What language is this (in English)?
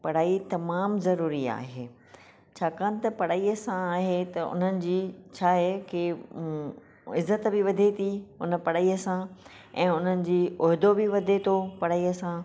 Sindhi